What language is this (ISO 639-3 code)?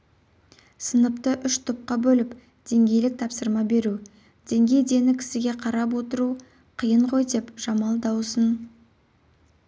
kaz